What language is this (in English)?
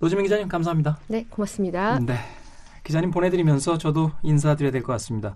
Korean